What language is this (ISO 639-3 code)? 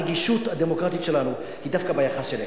heb